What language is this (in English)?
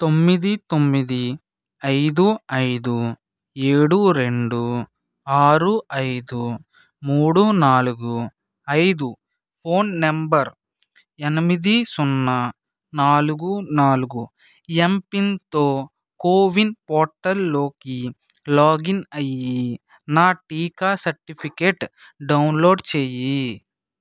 Telugu